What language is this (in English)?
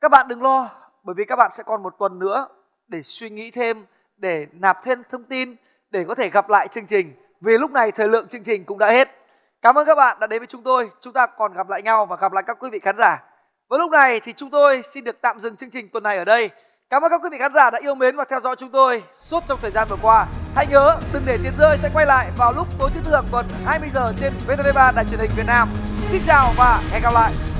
Vietnamese